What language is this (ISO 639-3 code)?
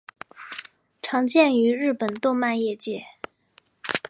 zho